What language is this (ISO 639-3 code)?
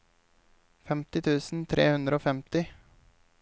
nor